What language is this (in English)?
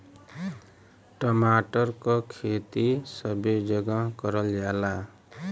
Bhojpuri